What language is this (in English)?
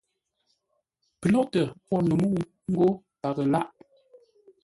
Ngombale